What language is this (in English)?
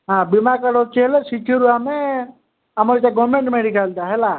Odia